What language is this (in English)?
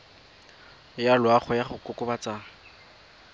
Tswana